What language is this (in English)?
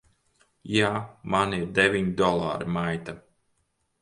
Latvian